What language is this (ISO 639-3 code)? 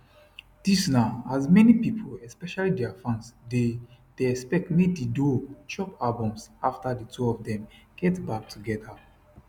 pcm